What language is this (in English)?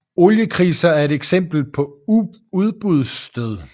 Danish